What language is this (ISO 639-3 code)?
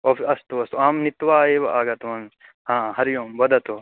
san